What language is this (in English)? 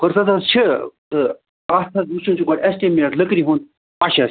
Kashmiri